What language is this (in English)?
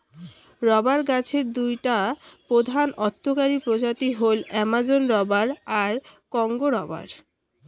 Bangla